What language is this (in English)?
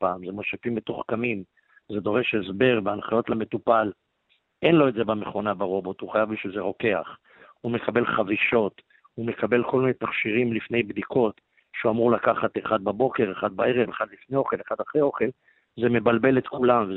Hebrew